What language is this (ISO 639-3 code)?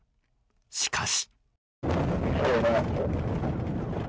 jpn